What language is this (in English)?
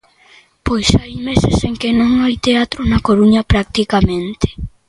Galician